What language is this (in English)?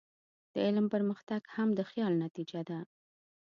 Pashto